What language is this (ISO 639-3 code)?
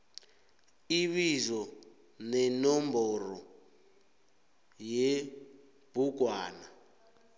nbl